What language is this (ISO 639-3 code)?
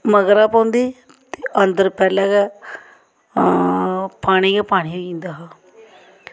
doi